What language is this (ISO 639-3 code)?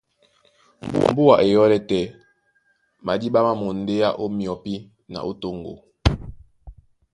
dua